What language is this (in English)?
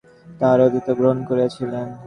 Bangla